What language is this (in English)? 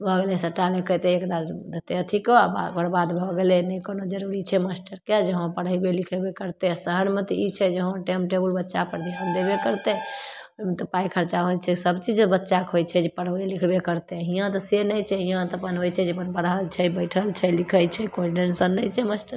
Maithili